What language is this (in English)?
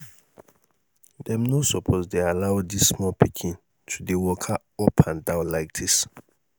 Nigerian Pidgin